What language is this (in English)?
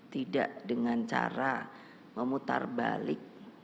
Indonesian